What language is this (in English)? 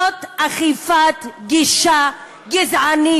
Hebrew